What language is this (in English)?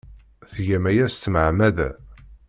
Kabyle